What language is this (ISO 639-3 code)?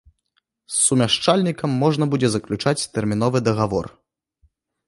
bel